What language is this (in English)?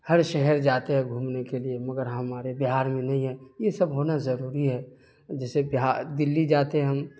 Urdu